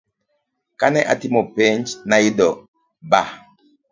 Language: Luo (Kenya and Tanzania)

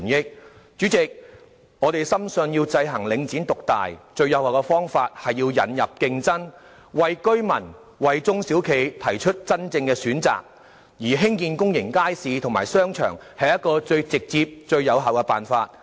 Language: Cantonese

